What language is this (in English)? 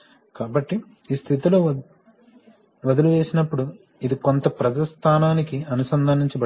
Telugu